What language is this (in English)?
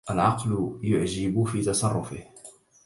Arabic